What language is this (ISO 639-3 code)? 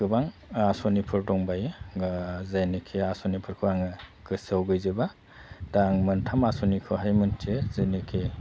brx